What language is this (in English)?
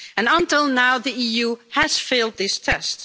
English